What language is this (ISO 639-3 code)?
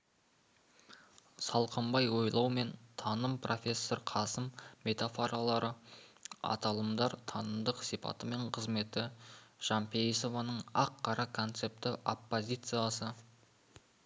kaz